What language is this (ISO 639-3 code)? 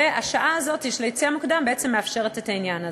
heb